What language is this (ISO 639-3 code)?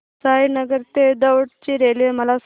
mar